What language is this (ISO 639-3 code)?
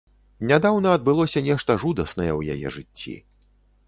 bel